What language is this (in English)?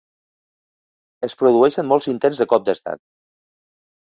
Catalan